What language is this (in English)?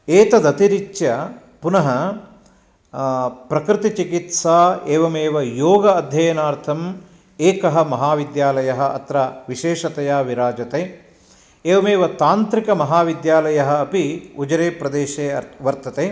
Sanskrit